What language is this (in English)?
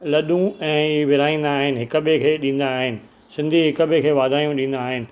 Sindhi